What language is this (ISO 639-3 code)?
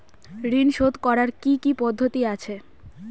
ben